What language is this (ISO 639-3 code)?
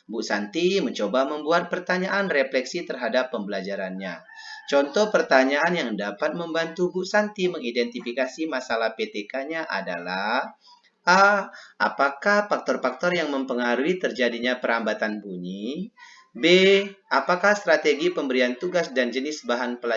ind